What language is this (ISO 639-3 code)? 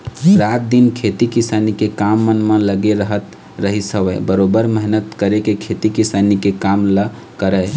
hne